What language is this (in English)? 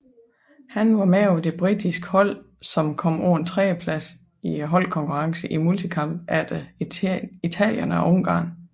Danish